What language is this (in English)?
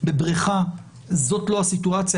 Hebrew